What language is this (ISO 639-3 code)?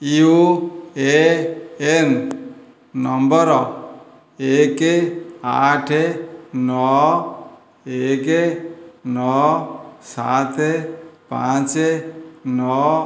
ori